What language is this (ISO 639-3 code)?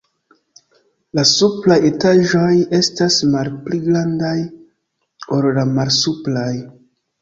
epo